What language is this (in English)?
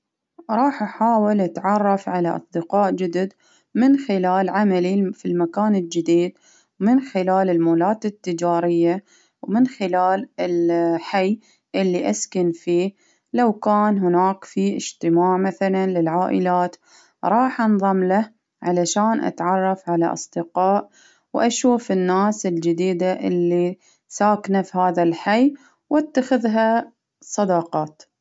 Baharna Arabic